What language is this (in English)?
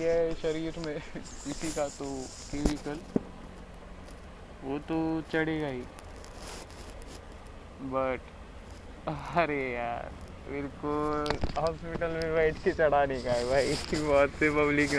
Marathi